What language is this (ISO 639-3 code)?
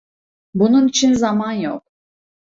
tur